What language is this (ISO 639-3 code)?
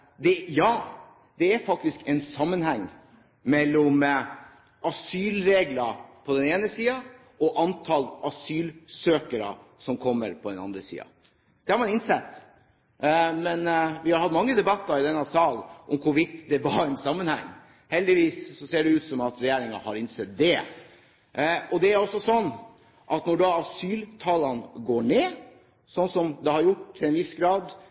nob